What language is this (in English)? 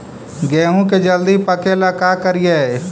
Magahi